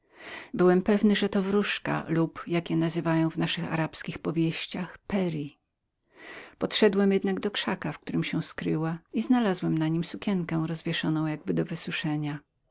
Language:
Polish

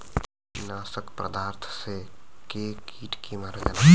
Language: Bhojpuri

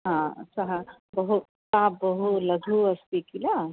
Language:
Sanskrit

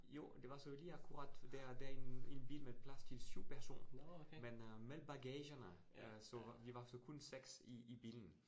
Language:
Danish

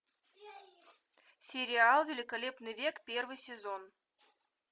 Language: Russian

